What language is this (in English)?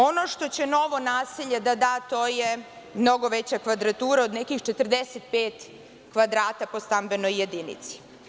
Serbian